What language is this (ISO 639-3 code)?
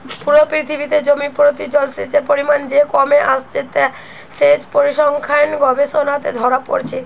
ben